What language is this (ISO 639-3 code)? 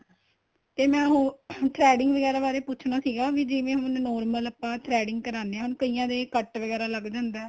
pan